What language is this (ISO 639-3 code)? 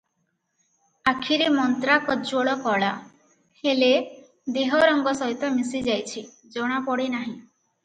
ori